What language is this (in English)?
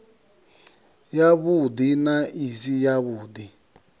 Venda